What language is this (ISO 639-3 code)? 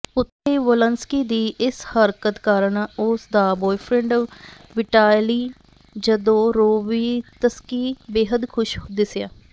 pan